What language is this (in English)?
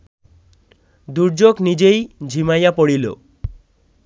Bangla